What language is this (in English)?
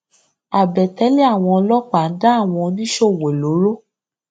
Yoruba